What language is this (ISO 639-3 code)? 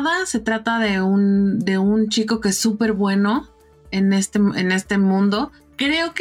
spa